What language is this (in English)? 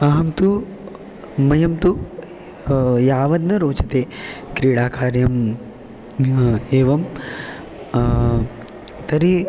Sanskrit